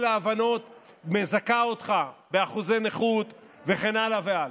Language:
Hebrew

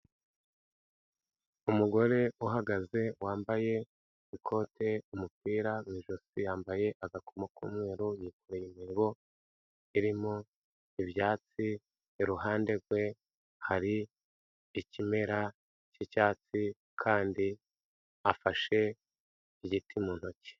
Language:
Kinyarwanda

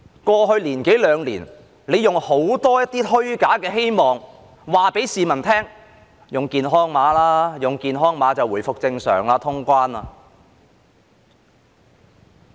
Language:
Cantonese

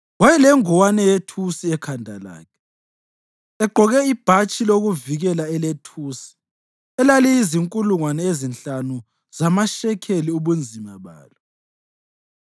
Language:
North Ndebele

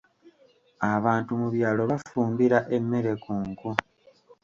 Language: Ganda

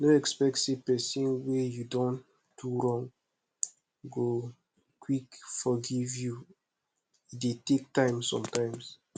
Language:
Nigerian Pidgin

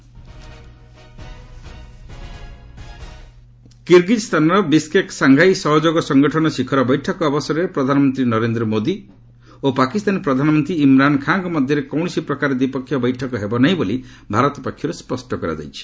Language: Odia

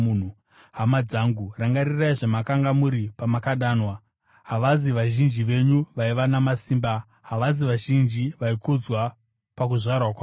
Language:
Shona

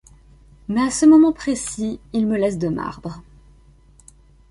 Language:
French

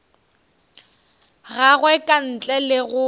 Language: Northern Sotho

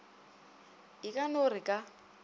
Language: Northern Sotho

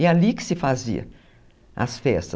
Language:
Portuguese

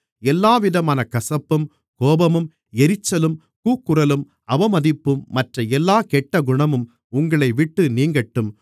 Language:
Tamil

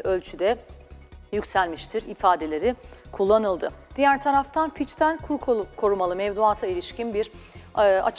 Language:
Turkish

